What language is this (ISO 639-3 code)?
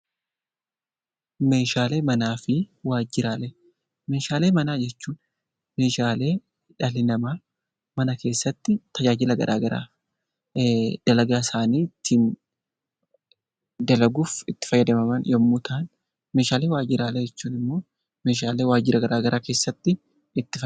orm